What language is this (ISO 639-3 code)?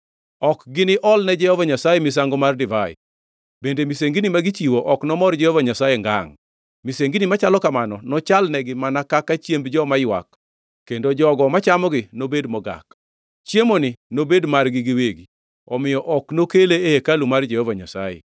luo